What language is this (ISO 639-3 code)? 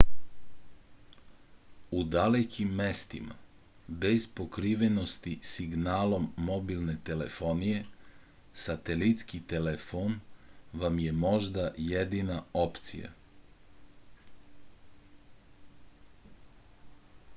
srp